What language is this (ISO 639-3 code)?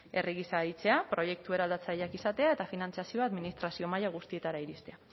eus